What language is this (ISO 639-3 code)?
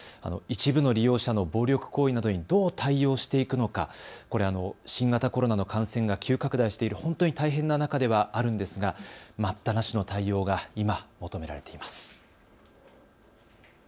jpn